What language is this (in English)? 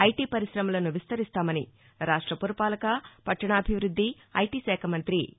Telugu